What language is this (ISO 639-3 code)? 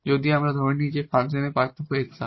ben